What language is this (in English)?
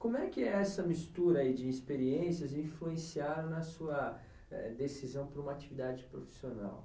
Portuguese